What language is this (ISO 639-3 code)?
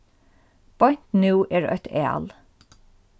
fao